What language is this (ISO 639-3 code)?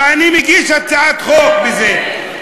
heb